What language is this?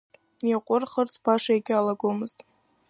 Abkhazian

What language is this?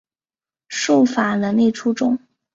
Chinese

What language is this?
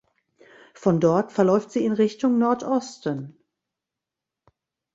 German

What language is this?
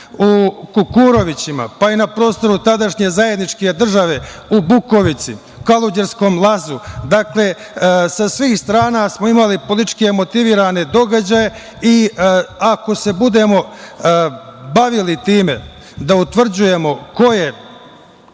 Serbian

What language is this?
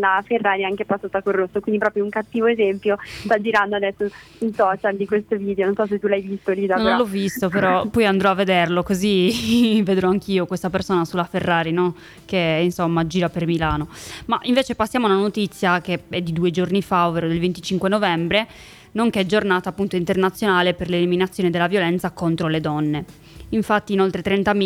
Italian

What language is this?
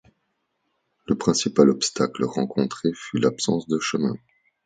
French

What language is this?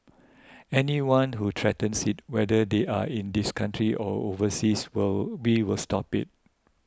English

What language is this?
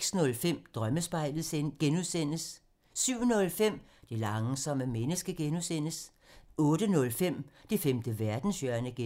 Danish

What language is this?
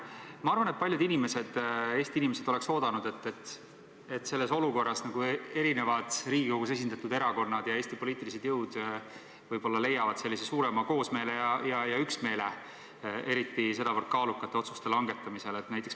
Estonian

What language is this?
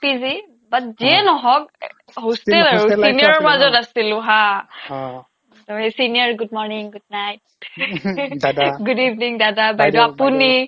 Assamese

